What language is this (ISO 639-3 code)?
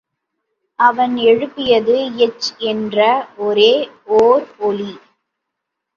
tam